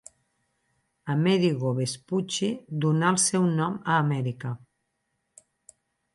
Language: Catalan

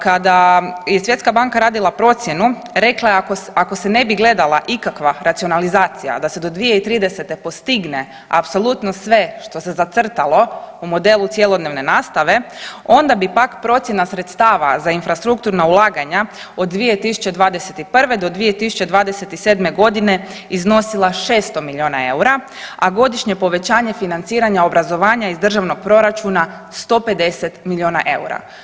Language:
Croatian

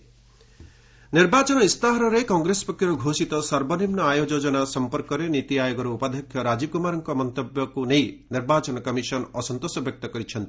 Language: Odia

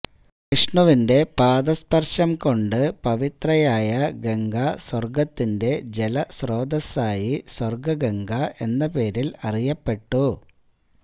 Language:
Malayalam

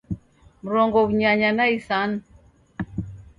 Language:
Taita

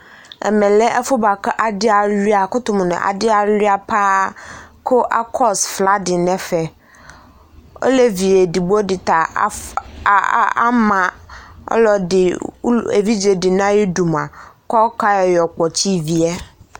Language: Ikposo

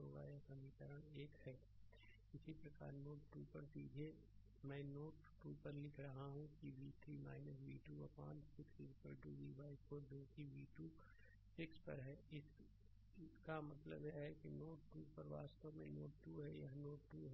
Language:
Hindi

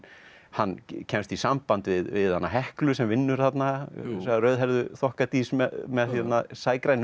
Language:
Icelandic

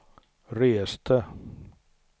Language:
Swedish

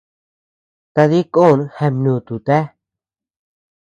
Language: Tepeuxila Cuicatec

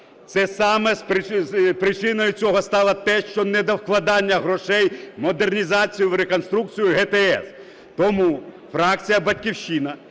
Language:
Ukrainian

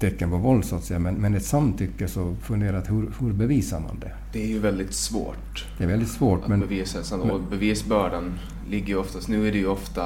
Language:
Swedish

